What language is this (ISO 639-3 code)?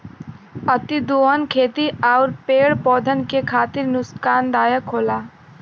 bho